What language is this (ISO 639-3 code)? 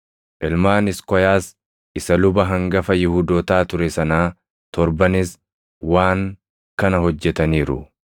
orm